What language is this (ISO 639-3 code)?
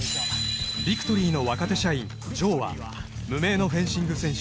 jpn